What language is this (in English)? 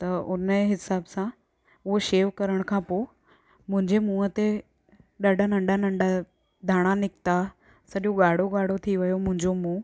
Sindhi